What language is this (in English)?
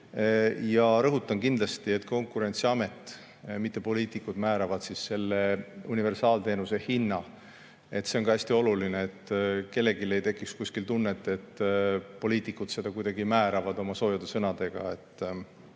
Estonian